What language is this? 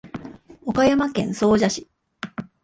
Japanese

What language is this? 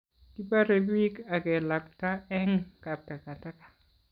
Kalenjin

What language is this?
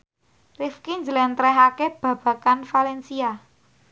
Javanese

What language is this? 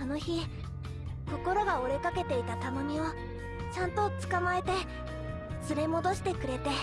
Japanese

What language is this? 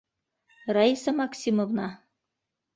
Bashkir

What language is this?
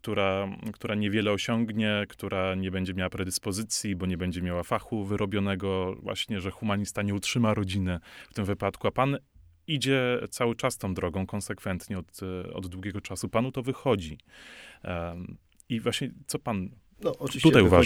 Polish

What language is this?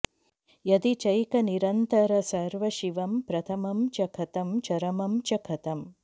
Sanskrit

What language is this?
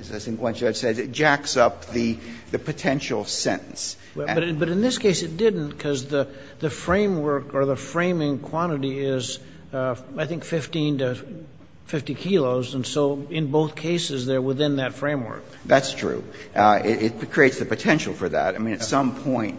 English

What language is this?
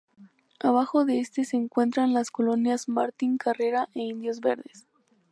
Spanish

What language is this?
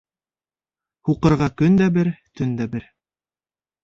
Bashkir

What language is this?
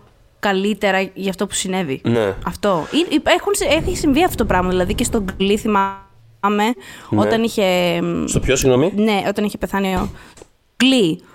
Greek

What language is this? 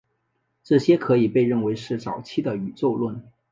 Chinese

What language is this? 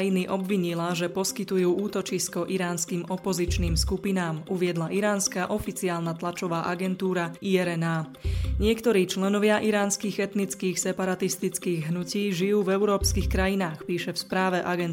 Slovak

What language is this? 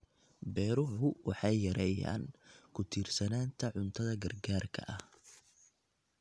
Somali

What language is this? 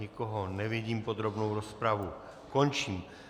Czech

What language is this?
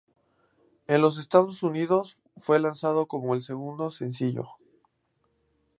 Spanish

